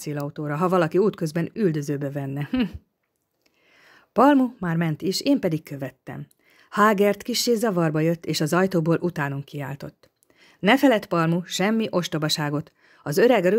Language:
Hungarian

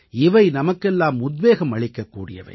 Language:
Tamil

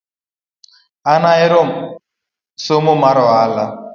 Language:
Luo (Kenya and Tanzania)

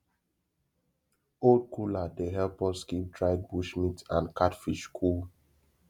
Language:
Nigerian Pidgin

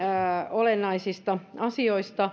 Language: Finnish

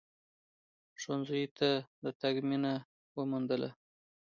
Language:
Pashto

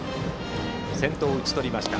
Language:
Japanese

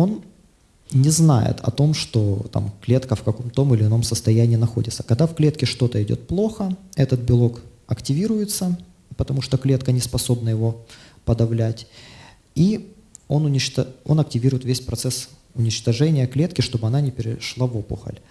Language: Russian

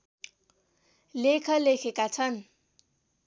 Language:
Nepali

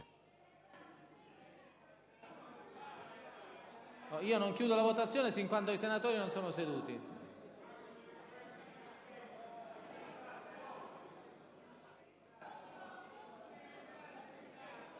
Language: Italian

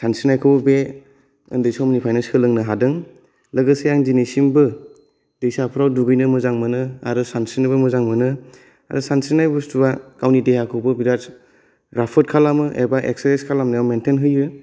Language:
Bodo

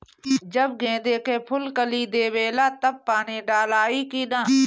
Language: Bhojpuri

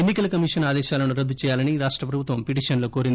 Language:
Telugu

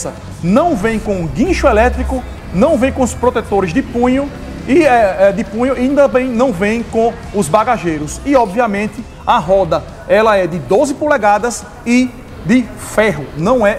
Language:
Portuguese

